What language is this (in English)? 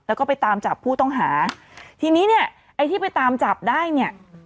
Thai